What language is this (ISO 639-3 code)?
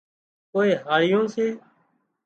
kxp